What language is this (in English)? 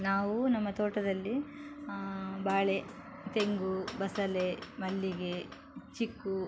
Kannada